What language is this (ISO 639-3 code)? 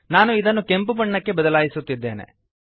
kan